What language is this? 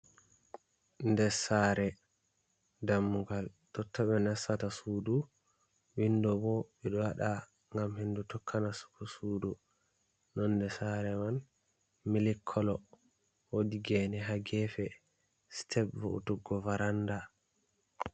Fula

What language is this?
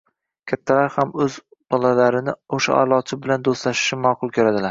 Uzbek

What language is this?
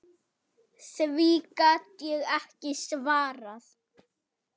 Icelandic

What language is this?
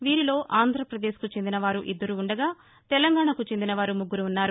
Telugu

